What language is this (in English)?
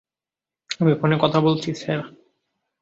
Bangla